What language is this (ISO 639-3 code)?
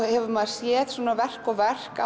isl